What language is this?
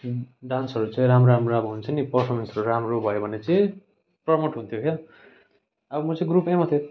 Nepali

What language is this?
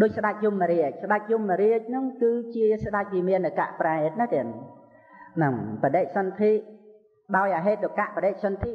Vietnamese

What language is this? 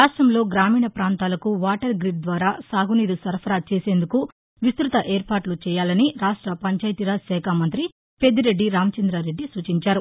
Telugu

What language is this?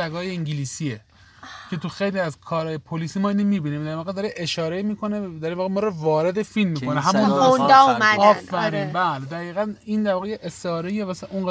Persian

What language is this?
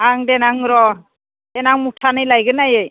Bodo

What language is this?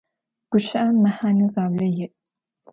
Adyghe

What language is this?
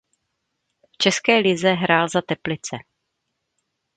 Czech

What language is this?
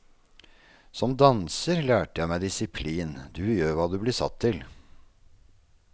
Norwegian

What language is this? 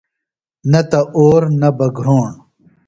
Phalura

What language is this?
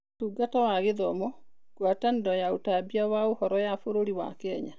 Kikuyu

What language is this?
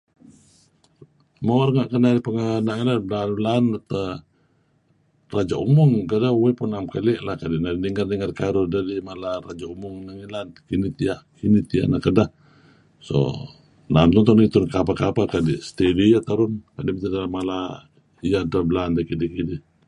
Kelabit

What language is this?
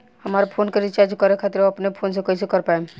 Bhojpuri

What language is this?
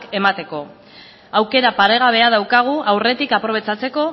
Basque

